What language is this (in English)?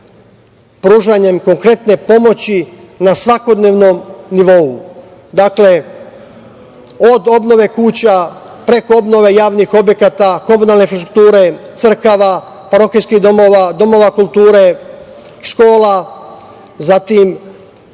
Serbian